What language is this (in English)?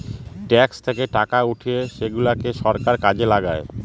Bangla